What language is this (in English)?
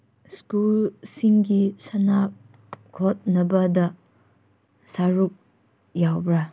Manipuri